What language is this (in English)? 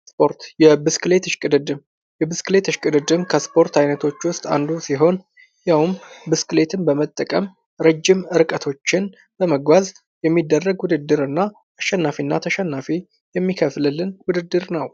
Amharic